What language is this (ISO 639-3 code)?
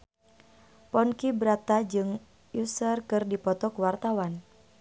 sun